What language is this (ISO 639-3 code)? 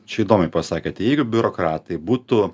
lit